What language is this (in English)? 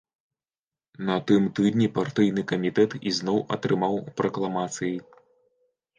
Belarusian